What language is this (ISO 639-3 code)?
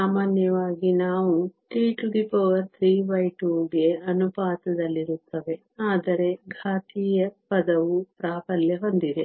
kan